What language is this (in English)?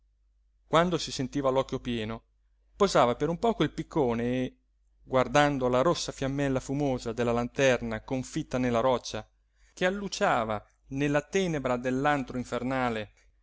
Italian